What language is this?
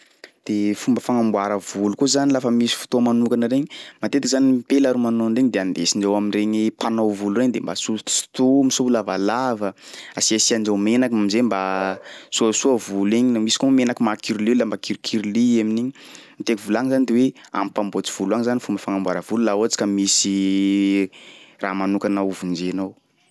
Sakalava Malagasy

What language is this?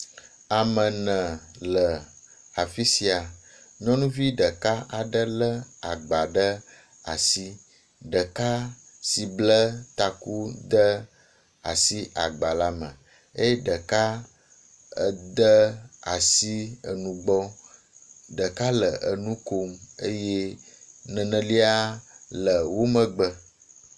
Ewe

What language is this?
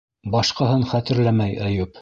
Bashkir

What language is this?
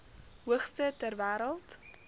Afrikaans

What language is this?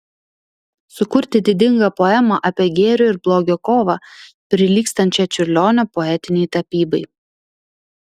Lithuanian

